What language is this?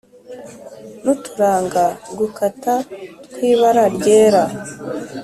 Kinyarwanda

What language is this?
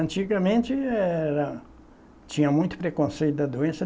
Portuguese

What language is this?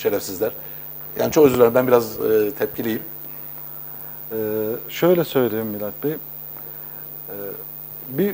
Turkish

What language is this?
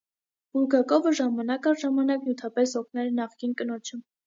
Armenian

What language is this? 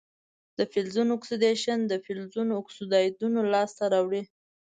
Pashto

